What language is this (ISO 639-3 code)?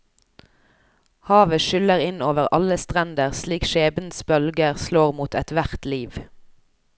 nor